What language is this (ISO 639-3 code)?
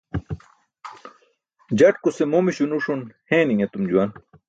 bsk